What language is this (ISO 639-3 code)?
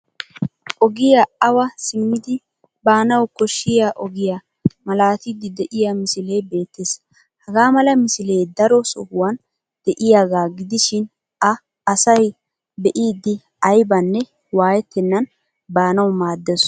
wal